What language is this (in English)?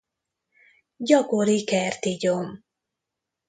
Hungarian